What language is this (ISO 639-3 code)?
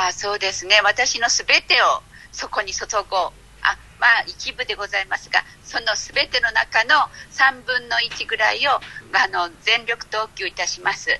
jpn